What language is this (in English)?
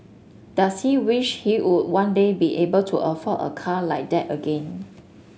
English